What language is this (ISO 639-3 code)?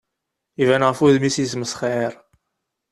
kab